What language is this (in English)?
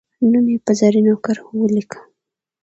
Pashto